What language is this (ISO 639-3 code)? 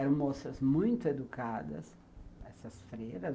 por